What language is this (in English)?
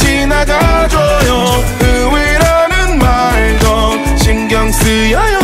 Korean